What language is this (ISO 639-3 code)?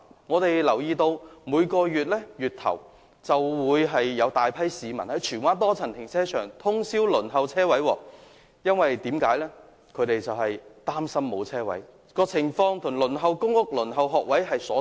yue